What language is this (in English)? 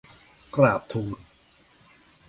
Thai